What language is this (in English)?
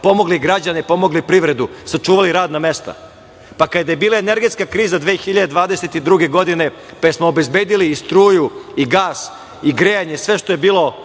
Serbian